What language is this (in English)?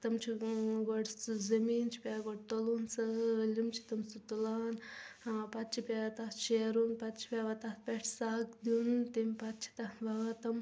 Kashmiri